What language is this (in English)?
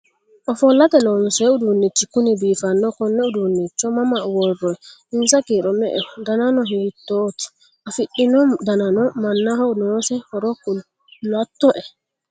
Sidamo